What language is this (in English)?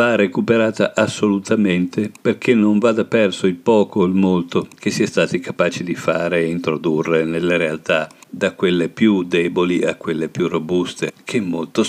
Italian